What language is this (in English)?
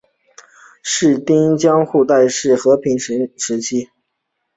Chinese